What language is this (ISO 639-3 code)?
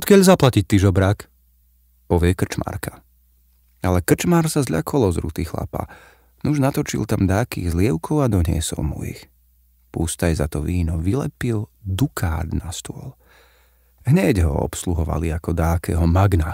slk